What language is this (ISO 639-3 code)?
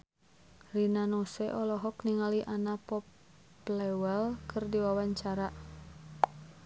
sun